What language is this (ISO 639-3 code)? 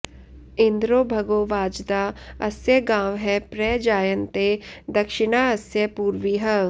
san